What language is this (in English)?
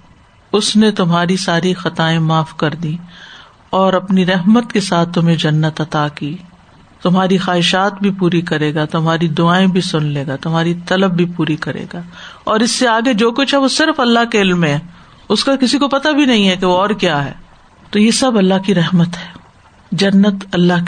Urdu